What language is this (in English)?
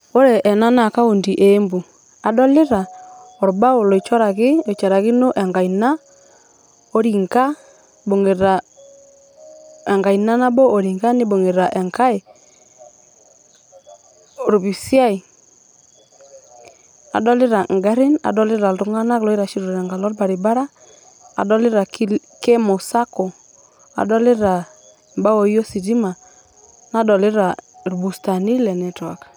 Masai